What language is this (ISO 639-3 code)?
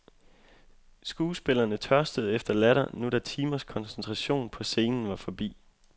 dan